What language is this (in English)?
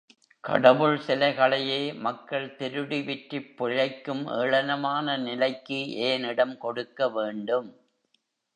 Tamil